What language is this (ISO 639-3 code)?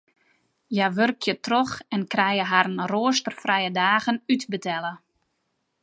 fry